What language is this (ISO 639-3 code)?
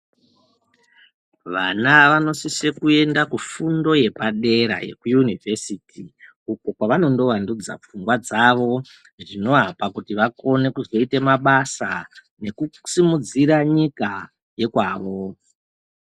ndc